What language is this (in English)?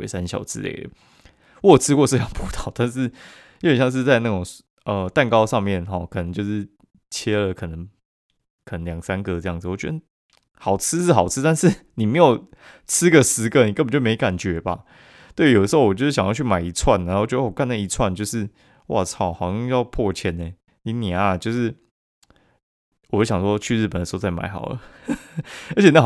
Chinese